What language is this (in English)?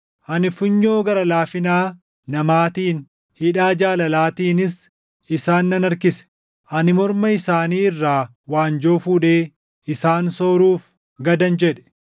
Oromo